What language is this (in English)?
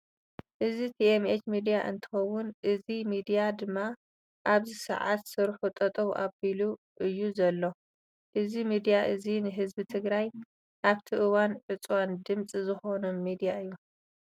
Tigrinya